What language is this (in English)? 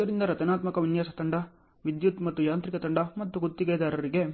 Kannada